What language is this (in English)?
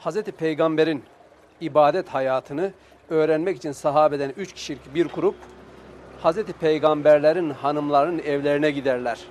Turkish